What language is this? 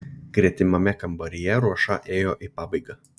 Lithuanian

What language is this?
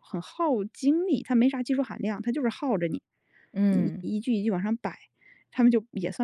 Chinese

